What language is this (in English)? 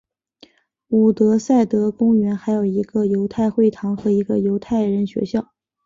Chinese